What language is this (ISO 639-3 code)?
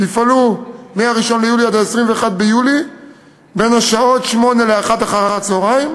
heb